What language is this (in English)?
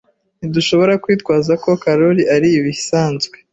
Kinyarwanda